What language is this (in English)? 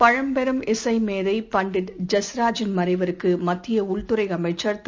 Tamil